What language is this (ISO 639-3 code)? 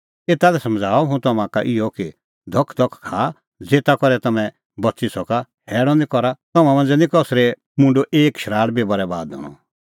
kfx